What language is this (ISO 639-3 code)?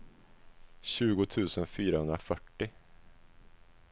swe